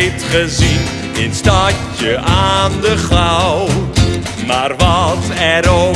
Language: Dutch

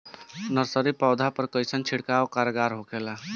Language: Bhojpuri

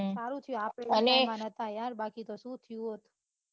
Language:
Gujarati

